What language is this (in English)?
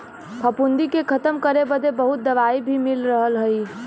Bhojpuri